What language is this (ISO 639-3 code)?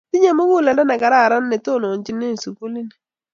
kln